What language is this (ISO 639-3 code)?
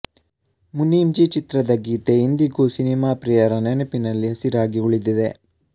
kan